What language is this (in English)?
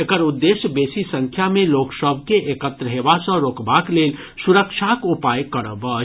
Maithili